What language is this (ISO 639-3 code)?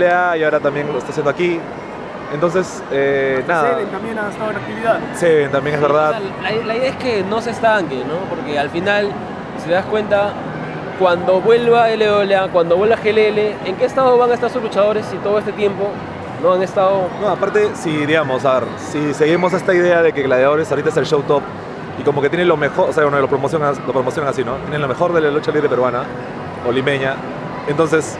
spa